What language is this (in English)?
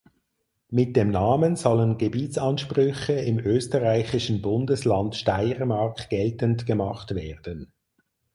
German